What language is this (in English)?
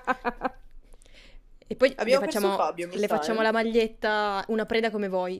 Italian